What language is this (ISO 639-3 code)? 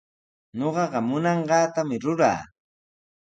qws